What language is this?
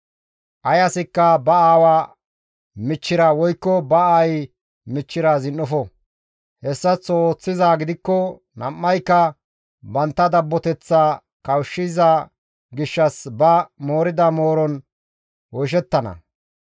Gamo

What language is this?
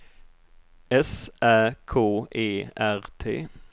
Swedish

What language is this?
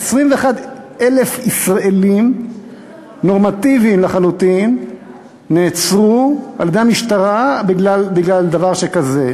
Hebrew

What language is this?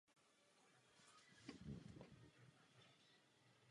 Czech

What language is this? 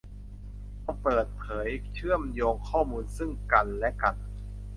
Thai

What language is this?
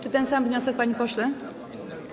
Polish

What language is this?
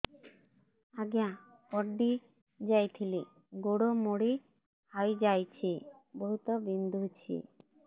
Odia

